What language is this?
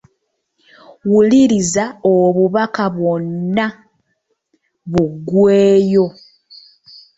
Ganda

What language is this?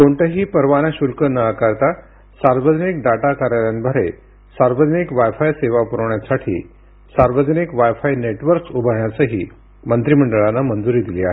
Marathi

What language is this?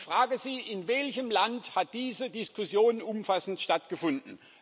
German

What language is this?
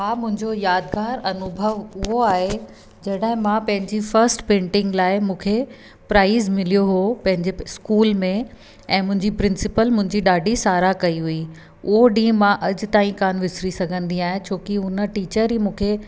Sindhi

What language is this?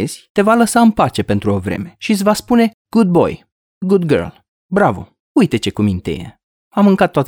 Romanian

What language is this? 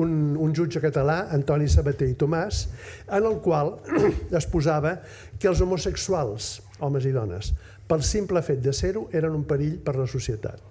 Catalan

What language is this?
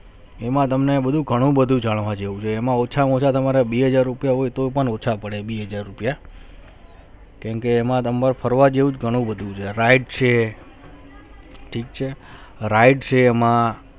Gujarati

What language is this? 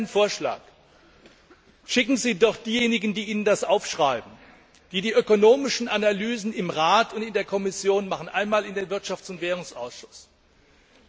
German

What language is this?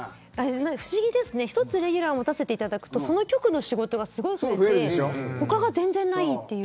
Japanese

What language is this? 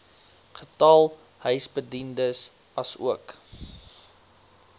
Afrikaans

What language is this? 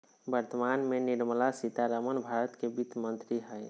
Magahi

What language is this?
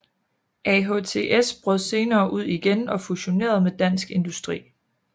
Danish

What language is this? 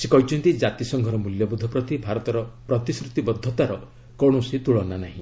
Odia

